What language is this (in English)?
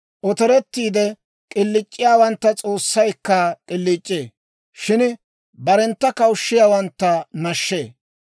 Dawro